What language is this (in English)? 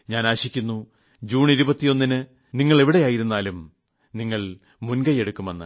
Malayalam